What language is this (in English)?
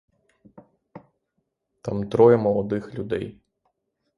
Ukrainian